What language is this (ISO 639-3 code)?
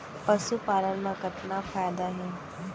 hne